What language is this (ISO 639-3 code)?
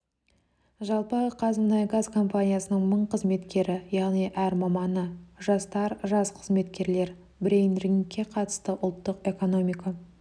kaz